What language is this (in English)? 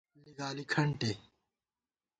Gawar-Bati